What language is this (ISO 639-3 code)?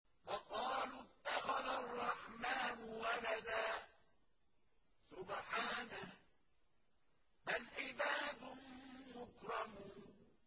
ara